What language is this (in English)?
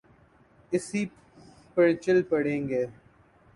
Urdu